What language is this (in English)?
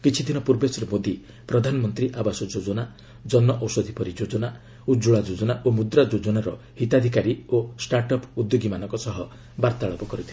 Odia